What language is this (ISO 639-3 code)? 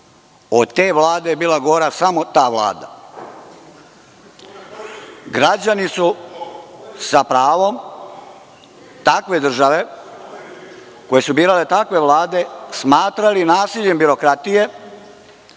srp